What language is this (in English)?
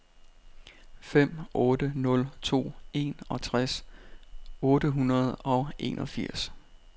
Danish